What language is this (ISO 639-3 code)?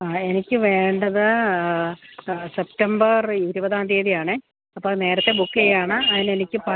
mal